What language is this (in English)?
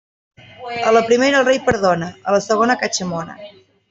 Catalan